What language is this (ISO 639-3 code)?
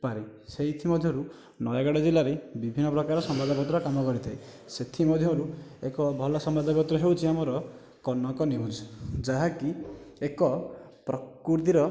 ori